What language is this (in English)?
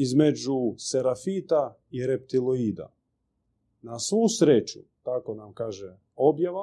Croatian